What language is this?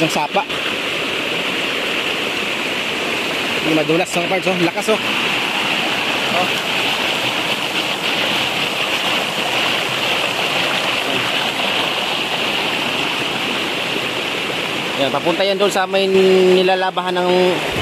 Filipino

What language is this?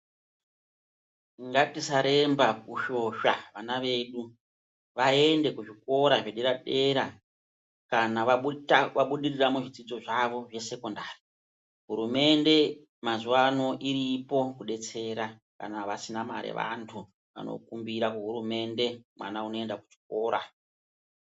Ndau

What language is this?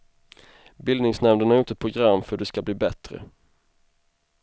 Swedish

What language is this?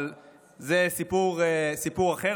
Hebrew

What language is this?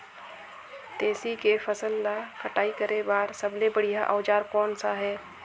Chhattisgarhi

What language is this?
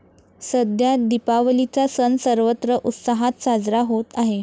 Marathi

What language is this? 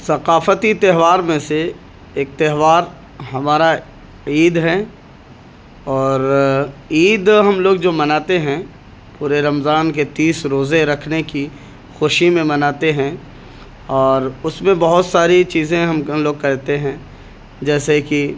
Urdu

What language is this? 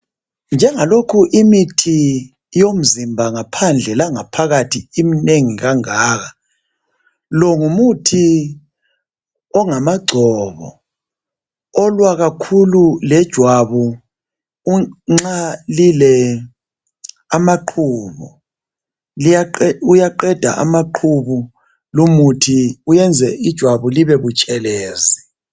North Ndebele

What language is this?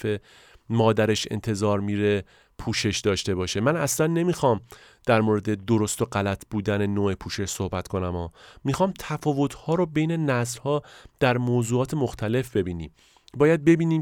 Persian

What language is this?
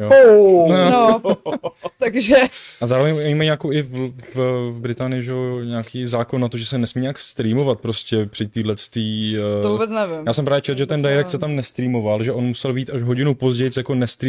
Czech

